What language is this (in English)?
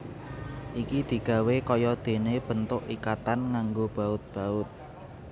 Javanese